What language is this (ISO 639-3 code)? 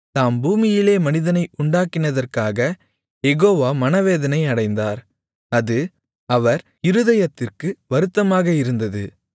tam